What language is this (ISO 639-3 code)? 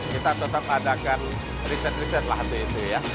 ind